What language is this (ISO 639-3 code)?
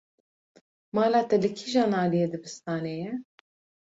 kur